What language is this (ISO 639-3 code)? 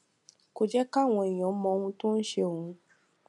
yor